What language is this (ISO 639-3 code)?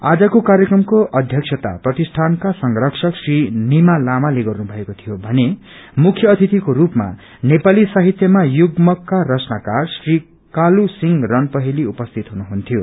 nep